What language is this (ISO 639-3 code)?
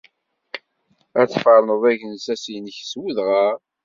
kab